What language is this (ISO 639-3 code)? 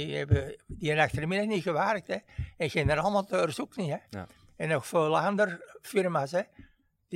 nld